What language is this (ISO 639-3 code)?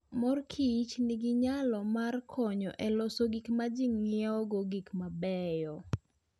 luo